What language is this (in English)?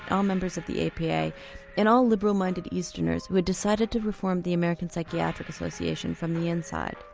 English